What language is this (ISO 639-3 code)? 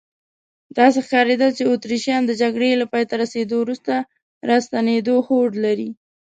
pus